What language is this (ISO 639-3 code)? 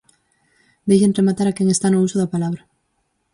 glg